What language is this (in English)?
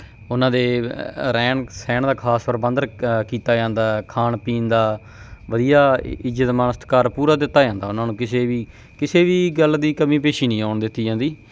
Punjabi